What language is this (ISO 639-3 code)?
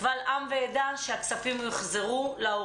heb